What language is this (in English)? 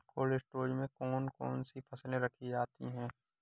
Hindi